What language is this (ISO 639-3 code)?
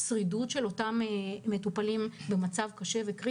heb